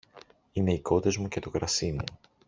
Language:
Greek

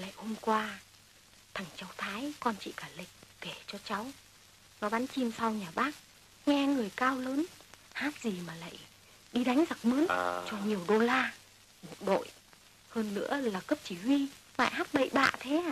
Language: Vietnamese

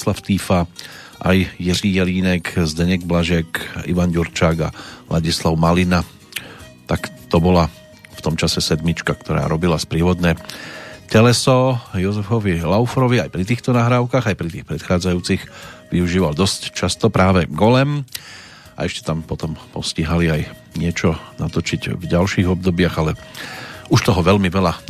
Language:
Slovak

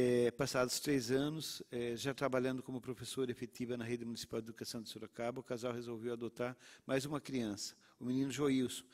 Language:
Portuguese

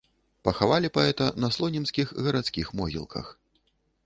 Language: Belarusian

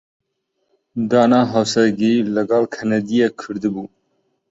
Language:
Central Kurdish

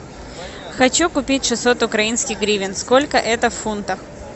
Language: Russian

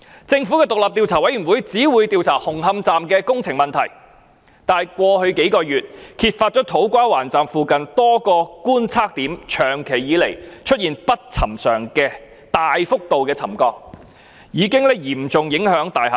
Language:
Cantonese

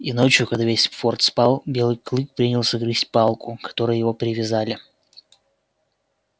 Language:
Russian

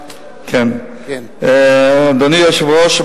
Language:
Hebrew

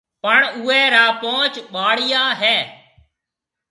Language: Marwari (Pakistan)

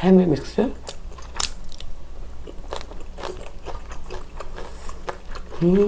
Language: Korean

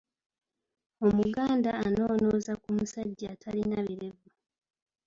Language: Ganda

